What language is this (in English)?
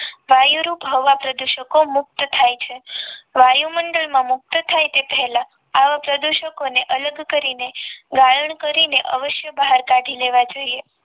Gujarati